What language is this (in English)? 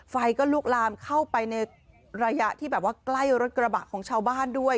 Thai